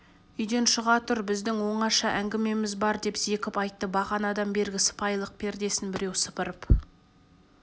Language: Kazakh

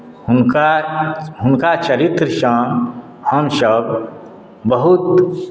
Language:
Maithili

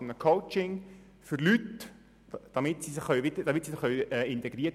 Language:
Swiss German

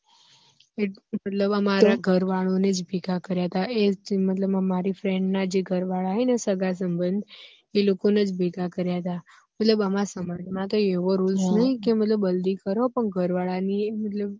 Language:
Gujarati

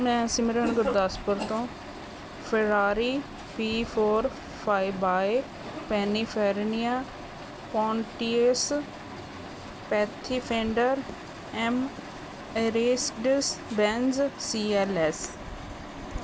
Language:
Punjabi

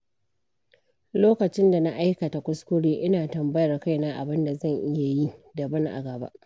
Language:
Hausa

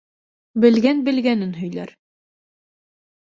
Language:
Bashkir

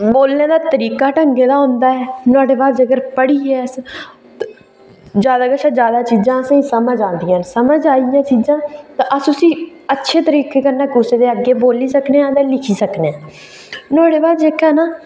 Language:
Dogri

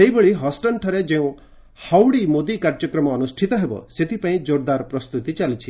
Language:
Odia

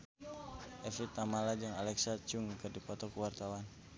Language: Sundanese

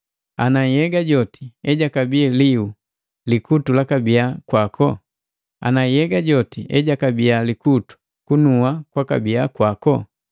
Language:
Matengo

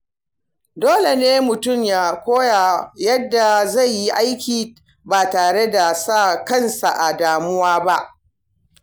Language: Hausa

